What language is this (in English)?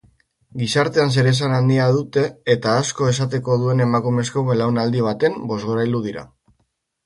Basque